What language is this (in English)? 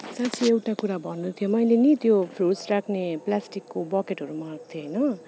Nepali